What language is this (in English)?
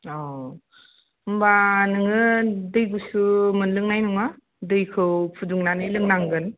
Bodo